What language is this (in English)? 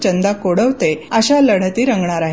Marathi